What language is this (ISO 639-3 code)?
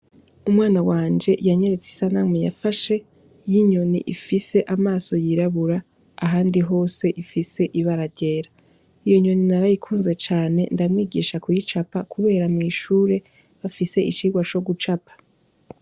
run